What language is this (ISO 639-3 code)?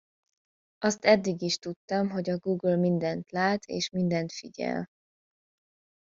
hun